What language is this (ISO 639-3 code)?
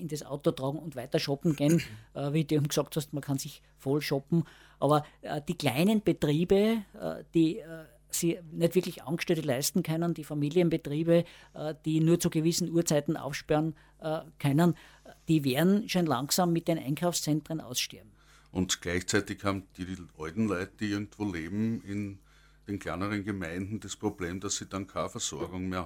deu